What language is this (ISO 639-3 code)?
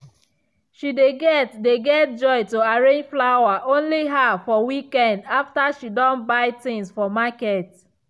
pcm